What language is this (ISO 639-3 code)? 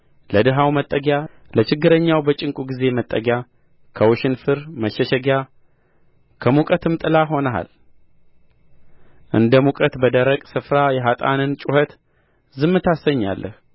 amh